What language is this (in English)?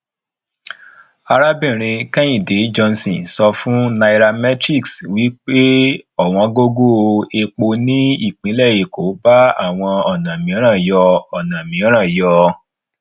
Yoruba